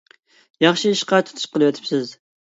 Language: Uyghur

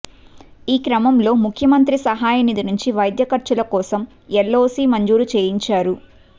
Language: Telugu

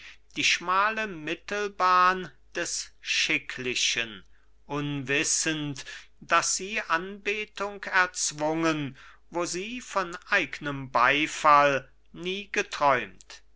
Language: German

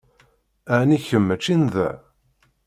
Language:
Kabyle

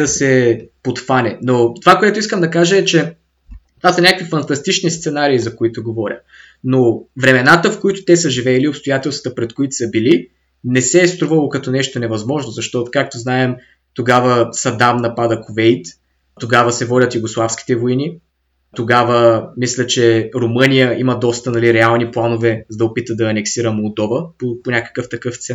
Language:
Bulgarian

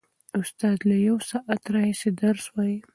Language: Pashto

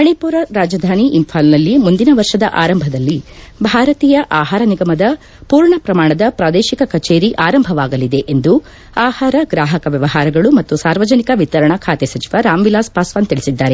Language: Kannada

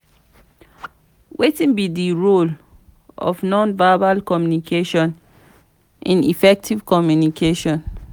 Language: Nigerian Pidgin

